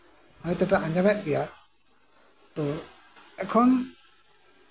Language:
Santali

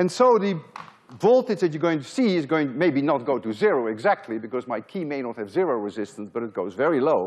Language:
English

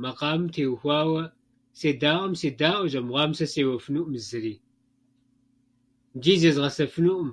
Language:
Kabardian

